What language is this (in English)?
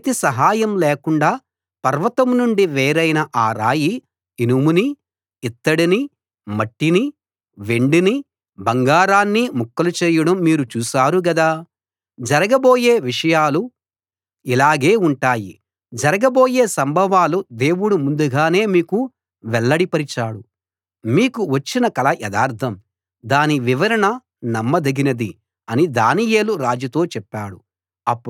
Telugu